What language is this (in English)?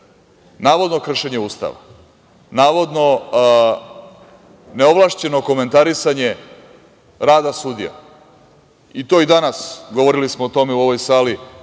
Serbian